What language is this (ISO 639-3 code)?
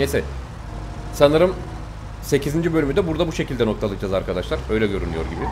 tur